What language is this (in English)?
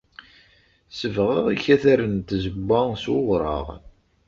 Kabyle